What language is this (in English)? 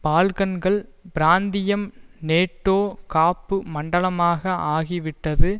Tamil